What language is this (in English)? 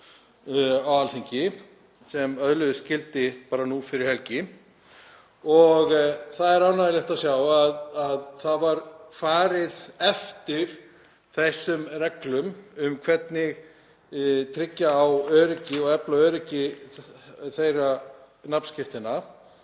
Icelandic